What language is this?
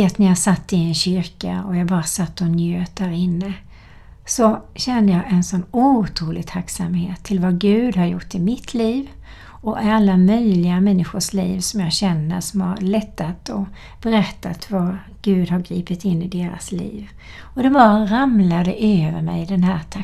Swedish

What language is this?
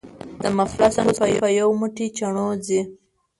Pashto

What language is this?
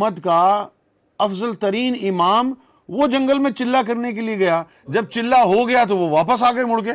Urdu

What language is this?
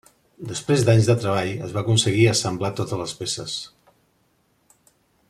Catalan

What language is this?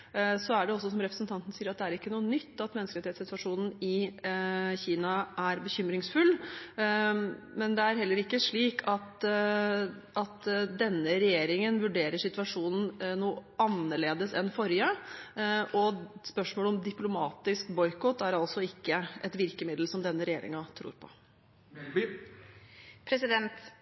Norwegian Bokmål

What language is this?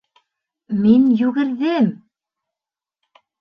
Bashkir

